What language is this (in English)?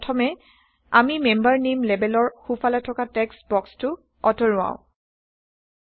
Assamese